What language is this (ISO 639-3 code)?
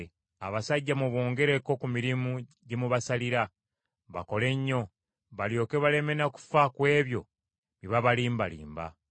lug